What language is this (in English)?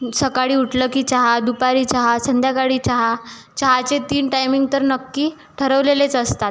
Marathi